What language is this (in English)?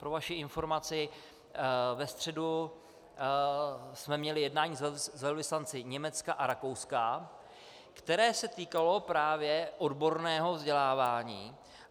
Czech